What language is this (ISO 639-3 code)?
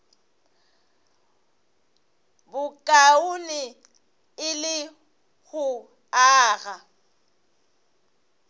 nso